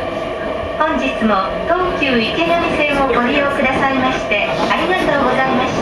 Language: Japanese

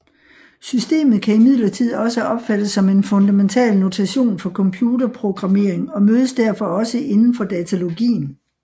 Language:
Danish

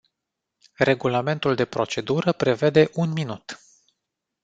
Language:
Romanian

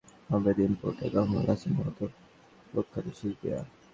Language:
Bangla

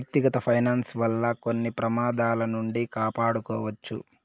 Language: Telugu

